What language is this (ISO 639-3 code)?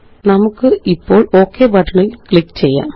mal